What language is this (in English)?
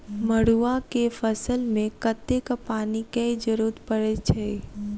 Maithili